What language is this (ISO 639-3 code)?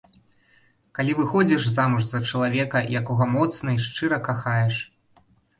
bel